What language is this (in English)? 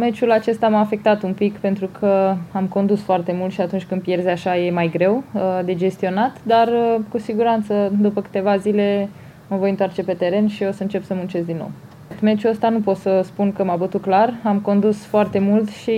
Romanian